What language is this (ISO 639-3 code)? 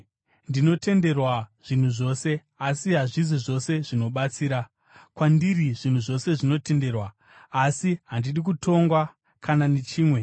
sna